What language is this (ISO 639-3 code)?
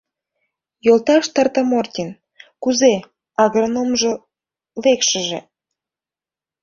chm